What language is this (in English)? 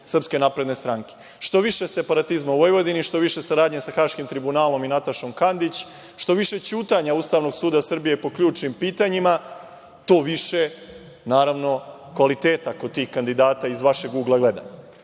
Serbian